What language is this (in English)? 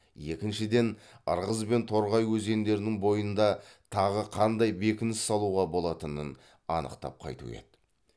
Kazakh